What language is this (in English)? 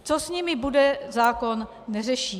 Czech